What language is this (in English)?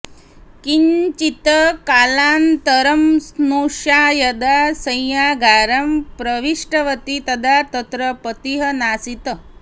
Sanskrit